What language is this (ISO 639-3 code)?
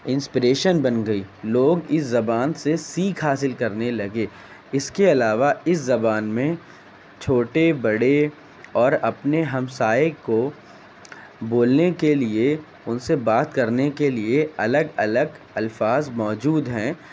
urd